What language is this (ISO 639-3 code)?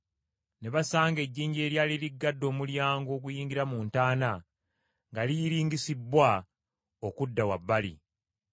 lug